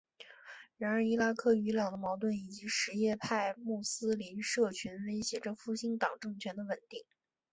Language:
Chinese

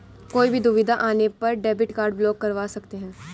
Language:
Hindi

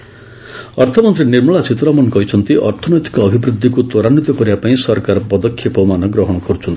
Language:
Odia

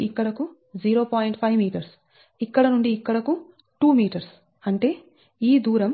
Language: Telugu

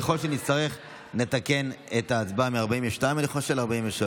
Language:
Hebrew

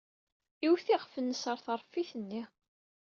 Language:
Kabyle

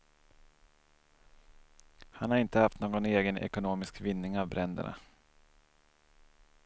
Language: Swedish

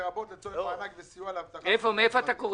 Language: Hebrew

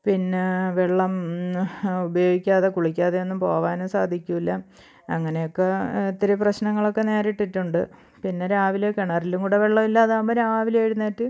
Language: Malayalam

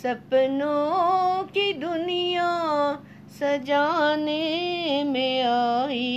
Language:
Hindi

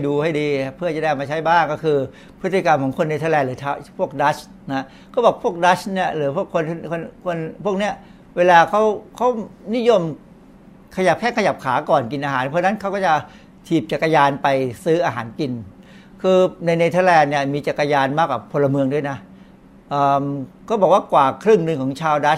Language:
Thai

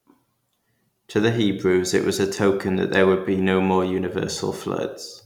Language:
English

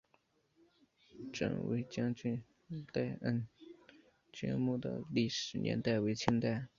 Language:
Chinese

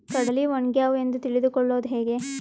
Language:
Kannada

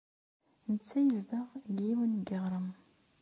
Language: Kabyle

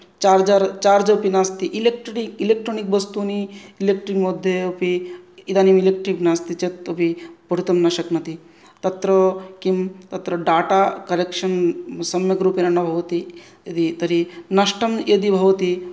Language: Sanskrit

